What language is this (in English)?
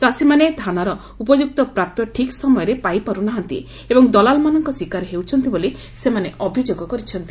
Odia